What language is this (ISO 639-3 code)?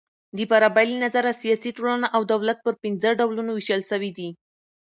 pus